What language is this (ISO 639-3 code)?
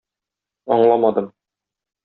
tat